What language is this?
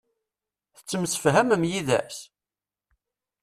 Kabyle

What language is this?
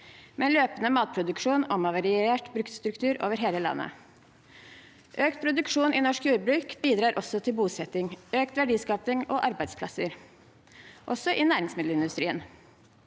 Norwegian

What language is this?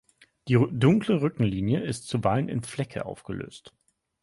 German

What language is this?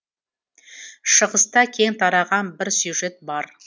Kazakh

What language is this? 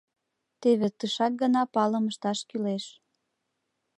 Mari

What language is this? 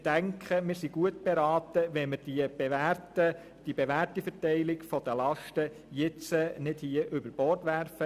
Swiss German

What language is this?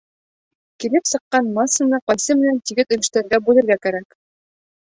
Bashkir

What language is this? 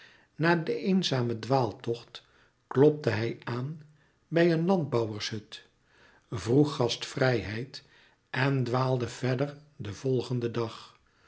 Dutch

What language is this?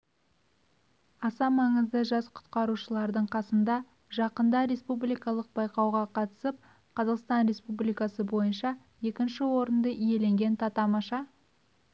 Kazakh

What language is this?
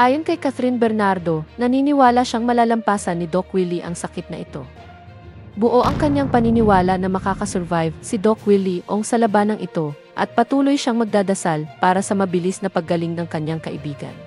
Filipino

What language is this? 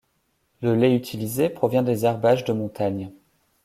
French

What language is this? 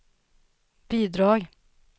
Swedish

